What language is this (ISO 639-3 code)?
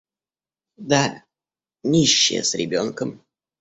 rus